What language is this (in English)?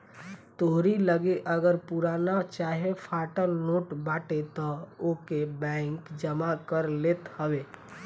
Bhojpuri